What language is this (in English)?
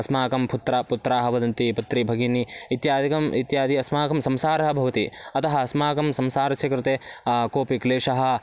Sanskrit